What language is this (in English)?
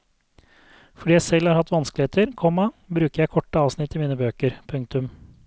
Norwegian